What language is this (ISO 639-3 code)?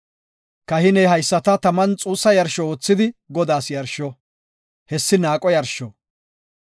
gof